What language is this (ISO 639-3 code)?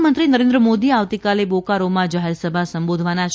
guj